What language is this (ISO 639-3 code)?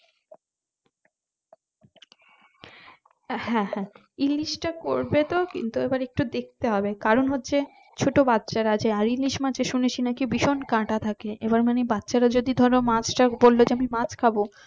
ben